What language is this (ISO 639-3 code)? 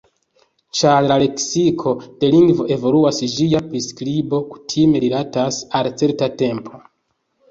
epo